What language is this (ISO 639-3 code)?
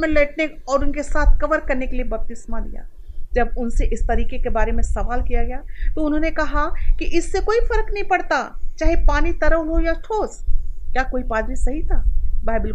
hin